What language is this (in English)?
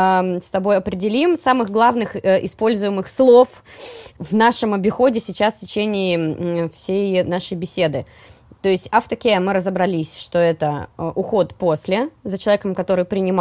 Russian